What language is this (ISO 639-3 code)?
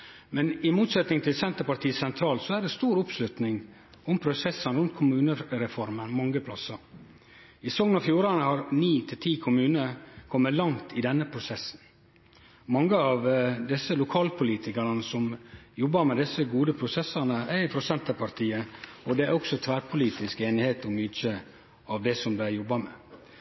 nno